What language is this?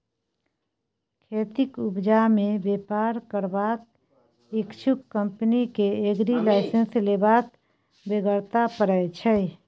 Maithili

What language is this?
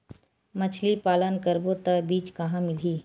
Chhattisgarhi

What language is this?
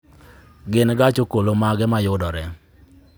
Luo (Kenya and Tanzania)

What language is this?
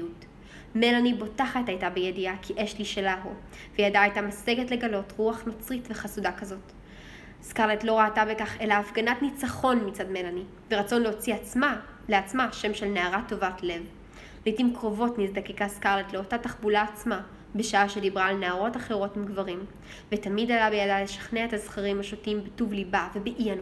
Hebrew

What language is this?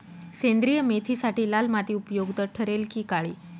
Marathi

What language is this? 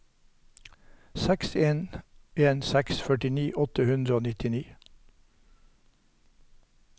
Norwegian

